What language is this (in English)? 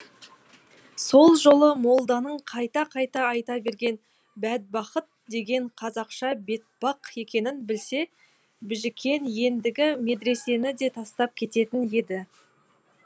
Kazakh